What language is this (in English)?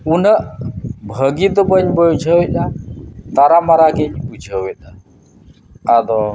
Santali